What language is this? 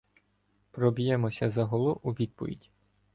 Ukrainian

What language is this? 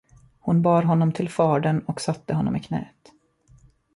Swedish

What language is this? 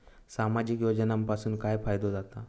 Marathi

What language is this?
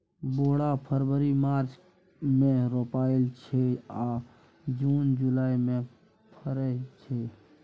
Maithili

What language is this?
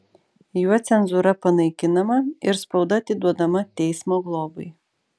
Lithuanian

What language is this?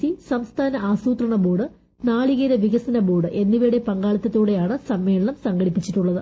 Malayalam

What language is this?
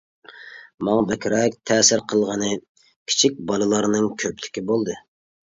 Uyghur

